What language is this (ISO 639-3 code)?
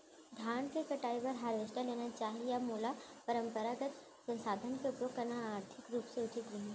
hne